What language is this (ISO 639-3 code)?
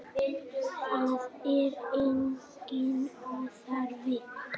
isl